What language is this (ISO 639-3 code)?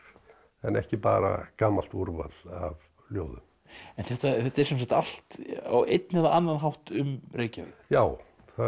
isl